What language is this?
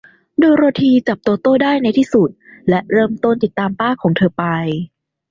Thai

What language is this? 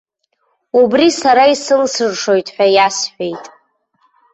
Abkhazian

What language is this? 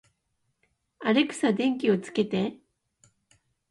Japanese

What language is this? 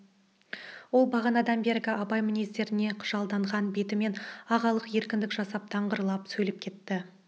Kazakh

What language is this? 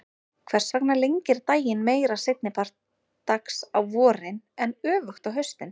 Icelandic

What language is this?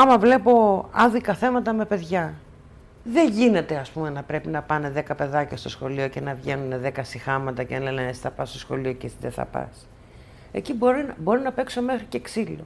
Greek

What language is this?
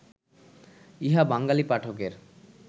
Bangla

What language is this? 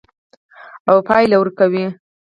Pashto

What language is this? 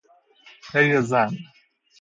Persian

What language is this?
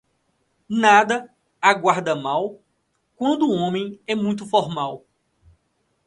Portuguese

